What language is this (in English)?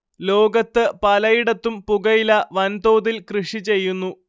Malayalam